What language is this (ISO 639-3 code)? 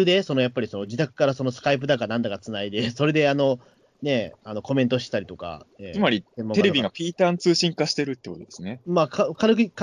jpn